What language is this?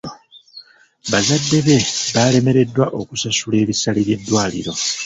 Ganda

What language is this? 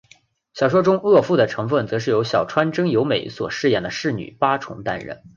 Chinese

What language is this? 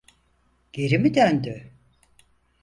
Turkish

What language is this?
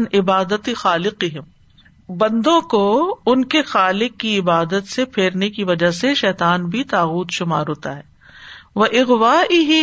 Urdu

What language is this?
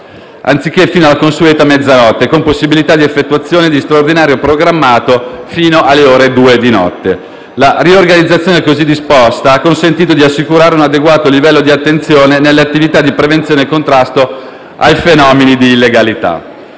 Italian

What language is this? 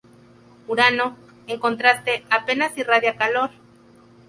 Spanish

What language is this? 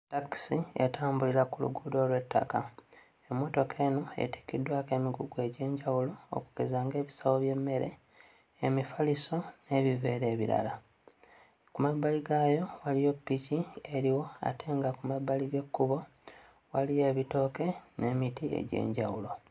Ganda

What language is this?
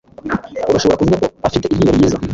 Kinyarwanda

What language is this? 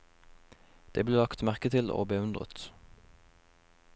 Norwegian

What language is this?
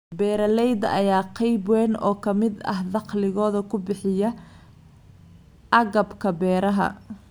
Somali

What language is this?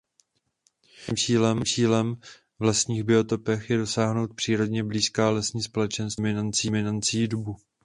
Czech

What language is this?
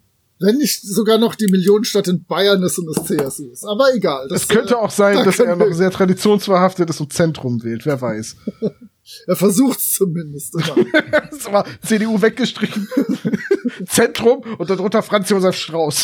German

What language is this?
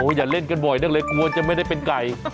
Thai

